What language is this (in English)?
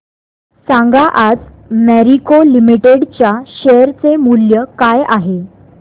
Marathi